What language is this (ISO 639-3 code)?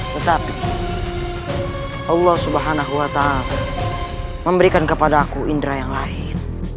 ind